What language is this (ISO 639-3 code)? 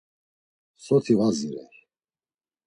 lzz